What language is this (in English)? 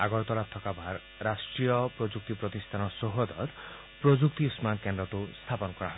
Assamese